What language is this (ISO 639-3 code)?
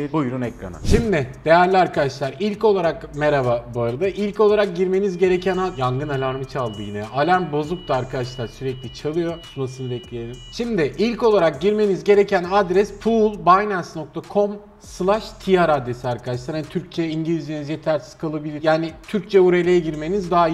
tur